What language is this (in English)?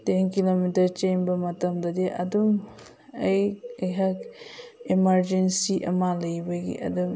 Manipuri